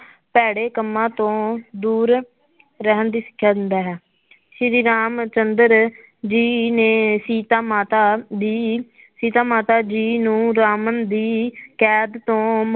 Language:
Punjabi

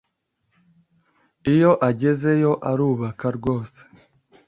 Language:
Kinyarwanda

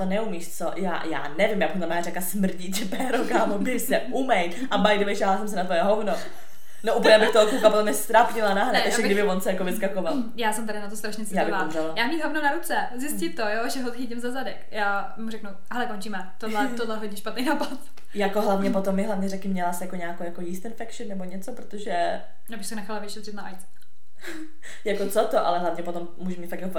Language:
Czech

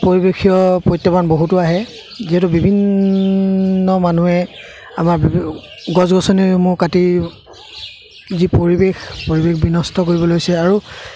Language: Assamese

